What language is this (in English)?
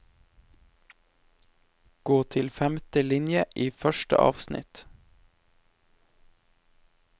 Norwegian